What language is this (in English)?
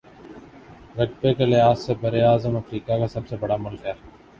Urdu